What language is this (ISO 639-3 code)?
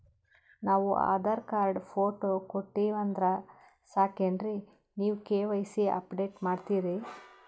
kan